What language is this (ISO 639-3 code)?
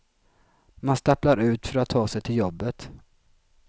swe